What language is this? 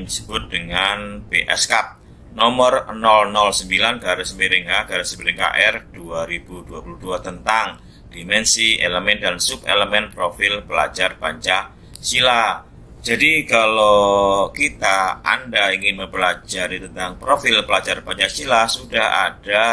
Indonesian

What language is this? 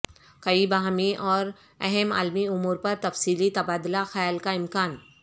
Urdu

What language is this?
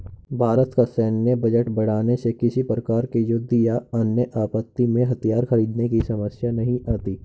Hindi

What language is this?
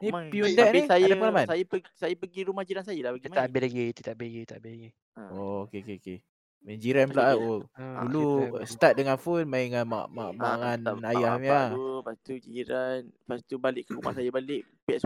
Malay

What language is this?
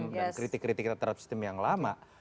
Indonesian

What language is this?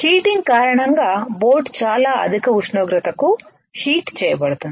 Telugu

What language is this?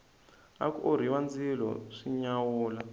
Tsonga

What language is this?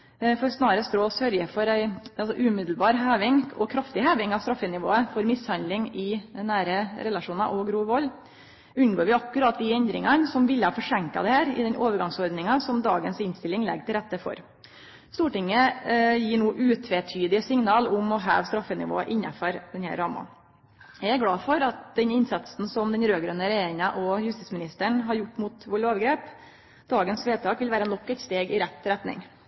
Norwegian Nynorsk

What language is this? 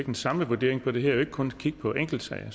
Danish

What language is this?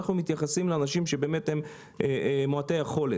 Hebrew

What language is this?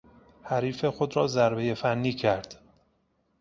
Persian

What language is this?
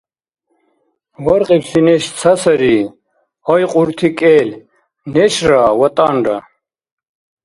Dargwa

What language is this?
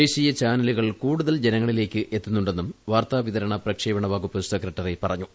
Malayalam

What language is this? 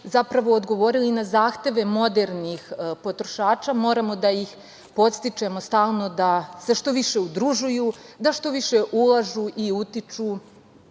Serbian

